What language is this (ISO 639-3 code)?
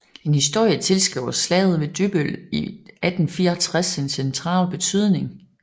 dan